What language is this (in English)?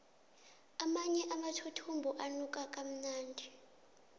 South Ndebele